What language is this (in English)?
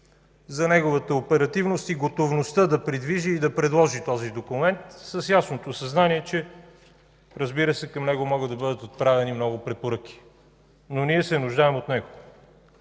Bulgarian